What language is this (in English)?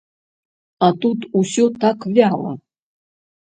Belarusian